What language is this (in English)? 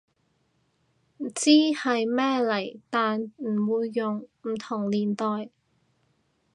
Cantonese